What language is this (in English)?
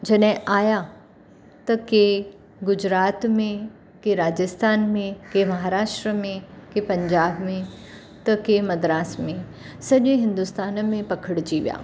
Sindhi